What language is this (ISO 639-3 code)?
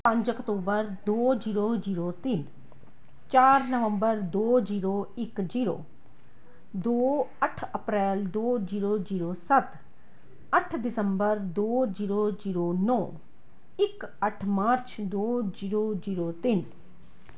pan